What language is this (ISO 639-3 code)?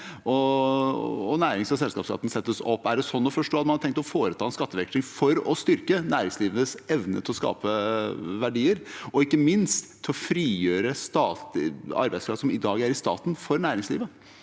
nor